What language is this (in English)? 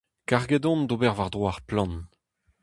Breton